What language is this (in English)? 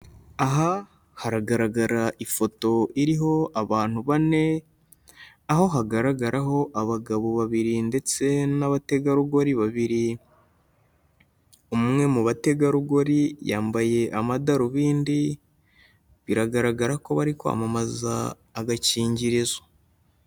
Kinyarwanda